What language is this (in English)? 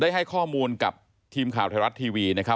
Thai